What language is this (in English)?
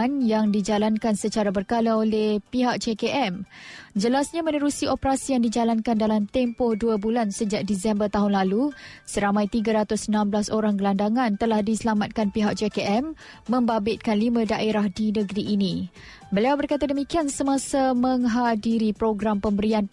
Malay